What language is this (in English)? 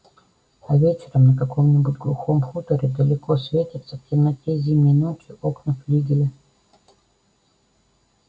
Russian